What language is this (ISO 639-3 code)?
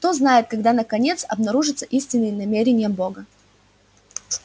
rus